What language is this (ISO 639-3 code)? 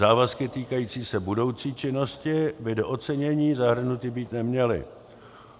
ces